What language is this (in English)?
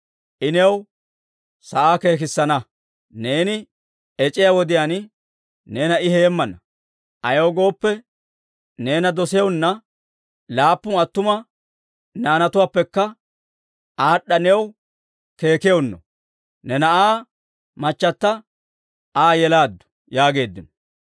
Dawro